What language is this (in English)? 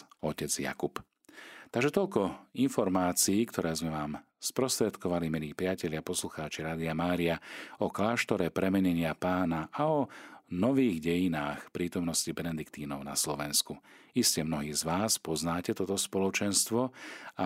Slovak